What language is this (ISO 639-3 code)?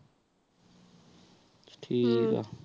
pan